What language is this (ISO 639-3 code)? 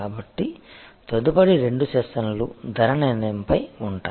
tel